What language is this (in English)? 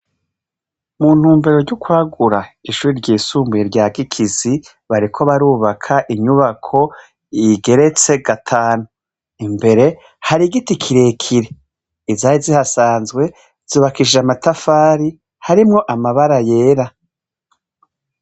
Rundi